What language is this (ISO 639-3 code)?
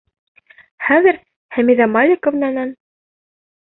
bak